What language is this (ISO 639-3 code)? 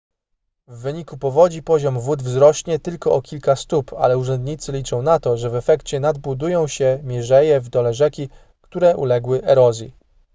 pol